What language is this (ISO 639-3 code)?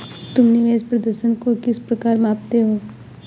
hin